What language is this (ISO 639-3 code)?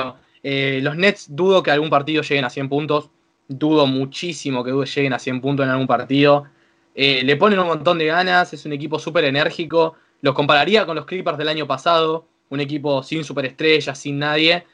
spa